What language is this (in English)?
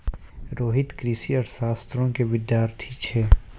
Maithili